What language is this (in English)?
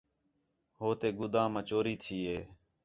Khetrani